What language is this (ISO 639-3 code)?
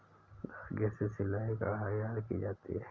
hin